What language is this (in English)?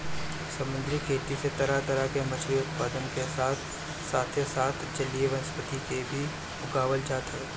Bhojpuri